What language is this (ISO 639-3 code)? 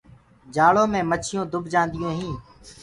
ggg